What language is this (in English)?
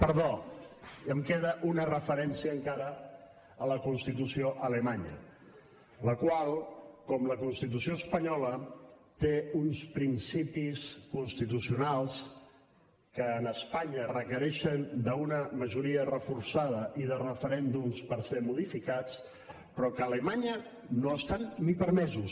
Catalan